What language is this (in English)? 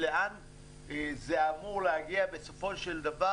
Hebrew